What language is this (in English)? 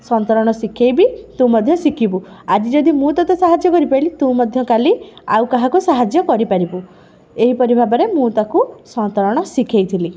Odia